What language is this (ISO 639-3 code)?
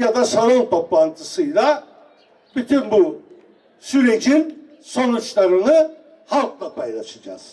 tur